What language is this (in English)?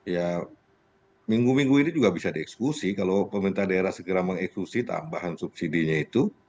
Indonesian